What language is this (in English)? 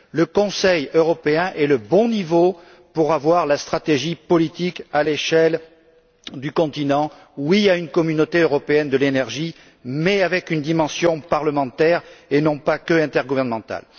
French